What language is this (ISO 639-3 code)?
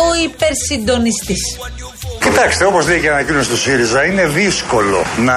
ell